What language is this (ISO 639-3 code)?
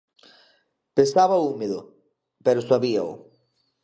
glg